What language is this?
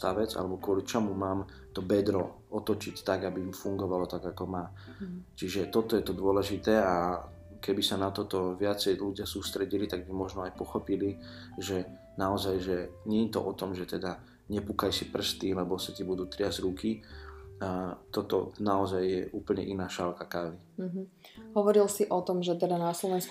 Slovak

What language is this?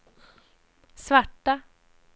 Swedish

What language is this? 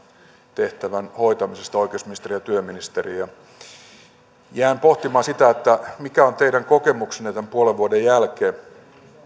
Finnish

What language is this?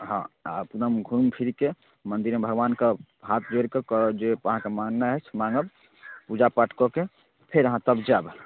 Maithili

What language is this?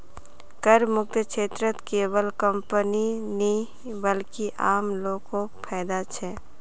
Magahi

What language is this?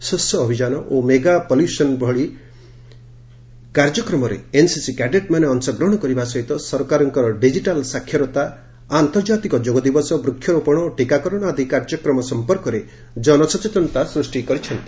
Odia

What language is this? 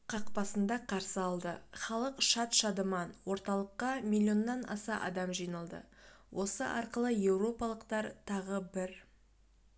Kazakh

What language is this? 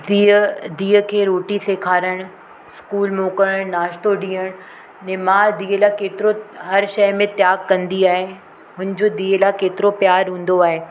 Sindhi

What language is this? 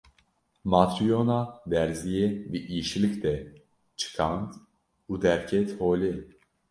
Kurdish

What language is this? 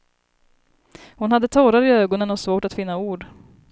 Swedish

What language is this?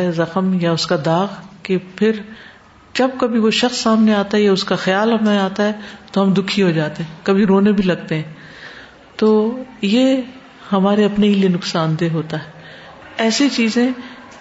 Urdu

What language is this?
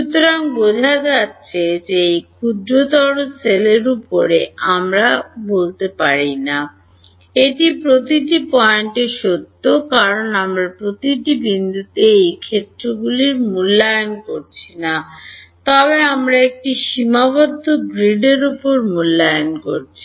Bangla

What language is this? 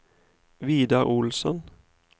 Norwegian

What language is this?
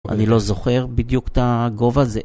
Hebrew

